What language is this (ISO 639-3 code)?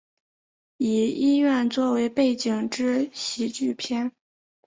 zho